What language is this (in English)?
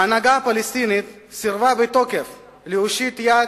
Hebrew